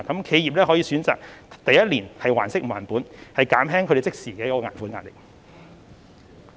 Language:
Cantonese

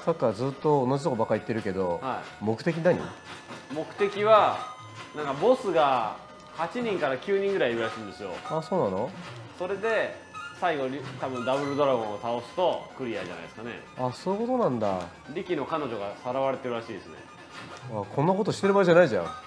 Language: Japanese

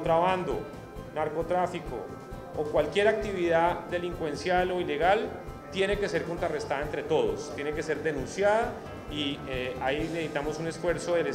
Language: Spanish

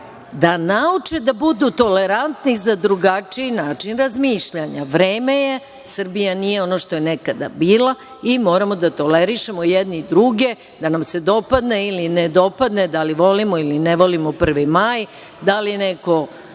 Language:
Serbian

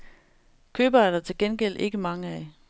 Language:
Danish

